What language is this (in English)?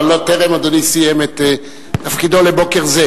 Hebrew